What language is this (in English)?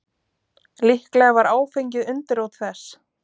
Icelandic